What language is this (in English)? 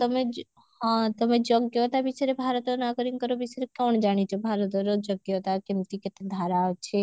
Odia